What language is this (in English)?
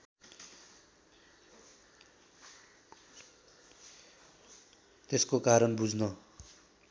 Nepali